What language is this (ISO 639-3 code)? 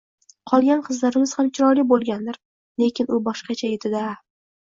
uzb